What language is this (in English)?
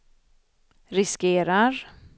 Swedish